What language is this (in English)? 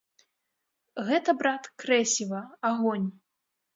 Belarusian